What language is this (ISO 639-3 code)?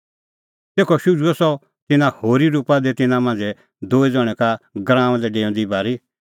kfx